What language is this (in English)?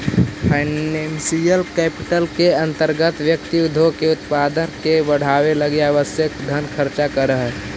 Magahi